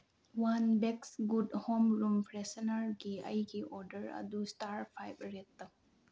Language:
Manipuri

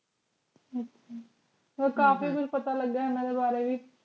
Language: Punjabi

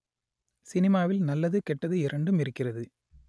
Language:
Tamil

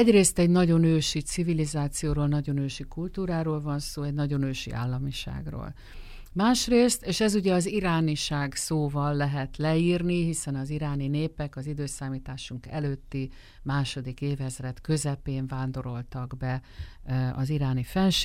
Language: Hungarian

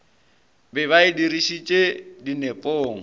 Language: Northern Sotho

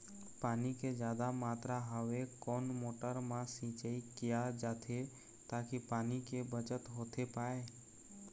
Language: Chhattisgarhi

